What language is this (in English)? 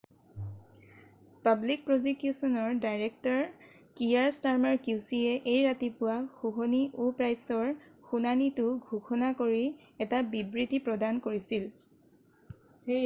Assamese